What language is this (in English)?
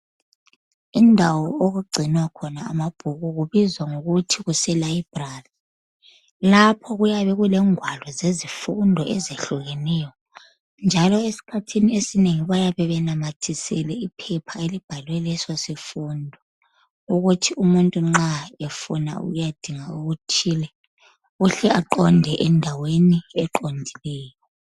North Ndebele